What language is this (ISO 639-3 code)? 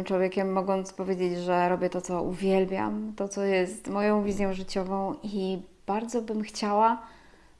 pol